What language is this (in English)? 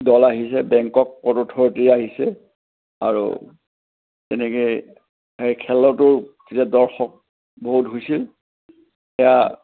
Assamese